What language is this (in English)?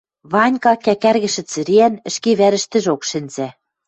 Western Mari